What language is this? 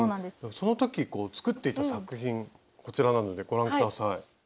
Japanese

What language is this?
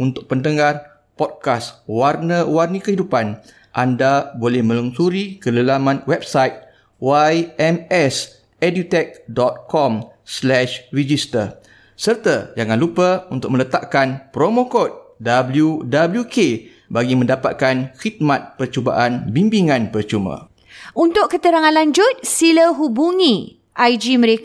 Malay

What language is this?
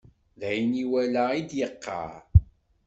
Kabyle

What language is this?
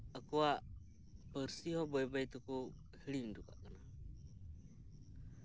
Santali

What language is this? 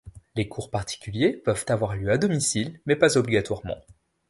French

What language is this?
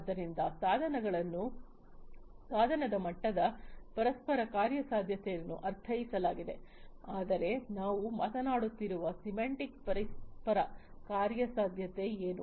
Kannada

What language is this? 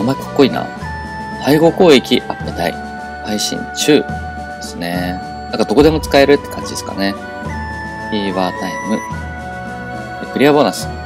Japanese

